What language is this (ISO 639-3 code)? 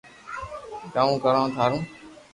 lrk